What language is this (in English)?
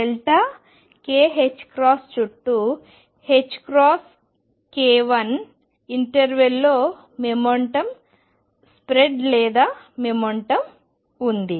Telugu